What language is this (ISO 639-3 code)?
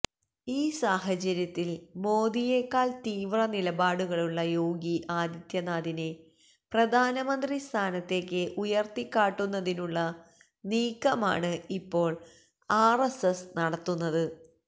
mal